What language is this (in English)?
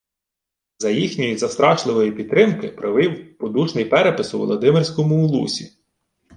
Ukrainian